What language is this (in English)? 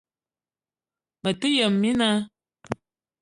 Eton (Cameroon)